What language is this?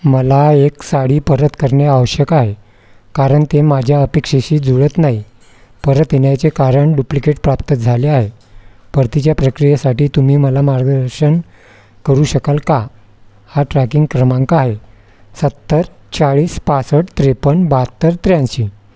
Marathi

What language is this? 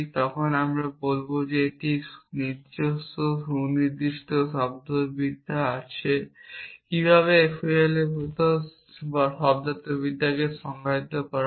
Bangla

